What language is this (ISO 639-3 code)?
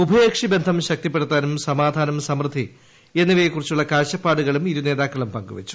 mal